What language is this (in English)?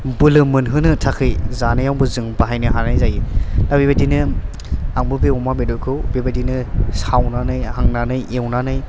Bodo